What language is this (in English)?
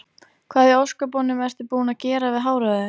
Icelandic